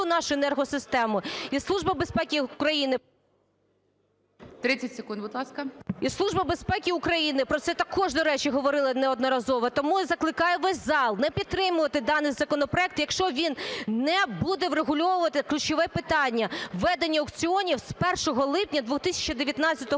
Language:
Ukrainian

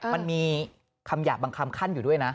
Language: Thai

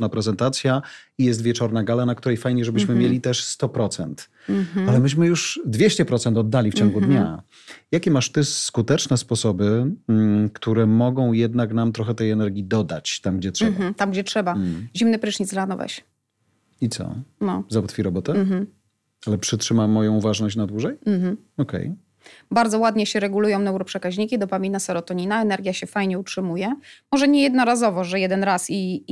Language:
Polish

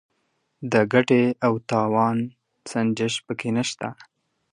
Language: Pashto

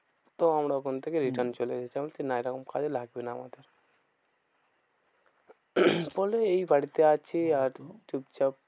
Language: Bangla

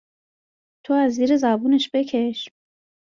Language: Persian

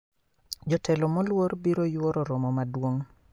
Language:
Luo (Kenya and Tanzania)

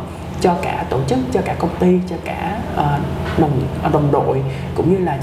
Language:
Vietnamese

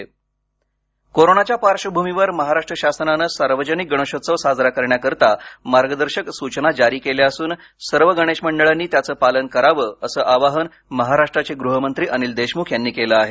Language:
Marathi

